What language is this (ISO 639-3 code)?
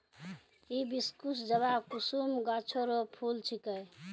mai